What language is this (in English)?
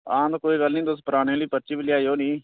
Dogri